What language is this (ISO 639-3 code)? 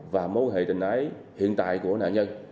vie